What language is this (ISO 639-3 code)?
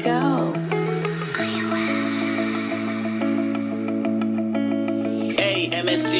eng